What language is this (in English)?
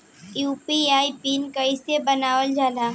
Bhojpuri